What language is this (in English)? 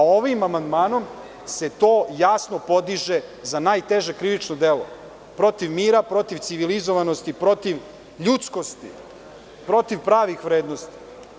Serbian